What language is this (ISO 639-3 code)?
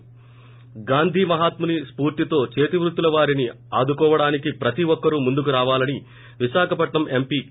tel